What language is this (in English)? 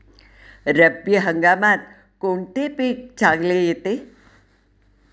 Marathi